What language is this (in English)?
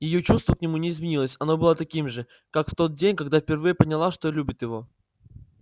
Russian